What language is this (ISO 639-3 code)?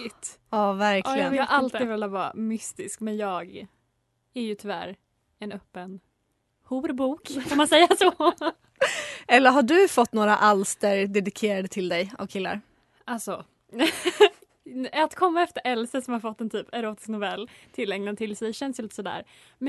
swe